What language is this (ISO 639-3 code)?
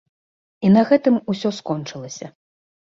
bel